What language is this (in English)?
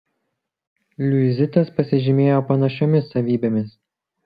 Lithuanian